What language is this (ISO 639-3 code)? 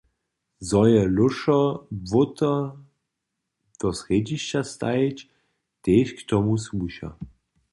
hsb